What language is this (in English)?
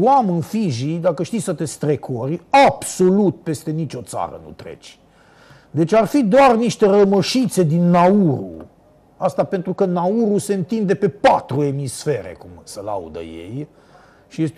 Romanian